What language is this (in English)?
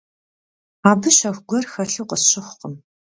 Kabardian